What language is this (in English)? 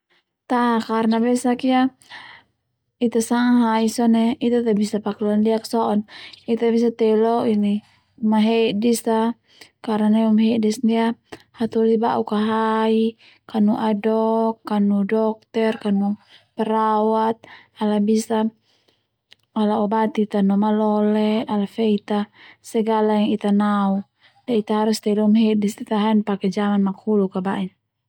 Termanu